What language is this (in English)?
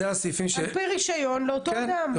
Hebrew